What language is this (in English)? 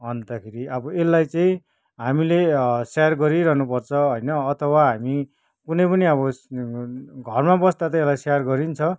Nepali